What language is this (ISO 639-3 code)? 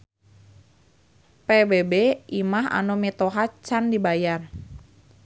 sun